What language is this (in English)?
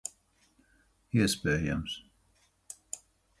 Latvian